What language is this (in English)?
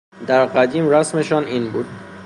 Persian